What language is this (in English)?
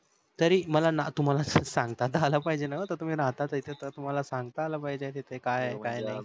Marathi